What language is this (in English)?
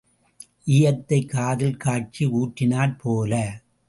Tamil